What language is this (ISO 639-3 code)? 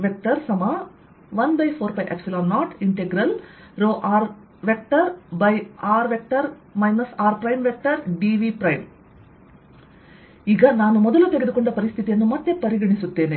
kan